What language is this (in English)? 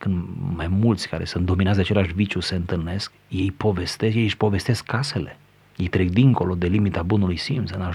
Romanian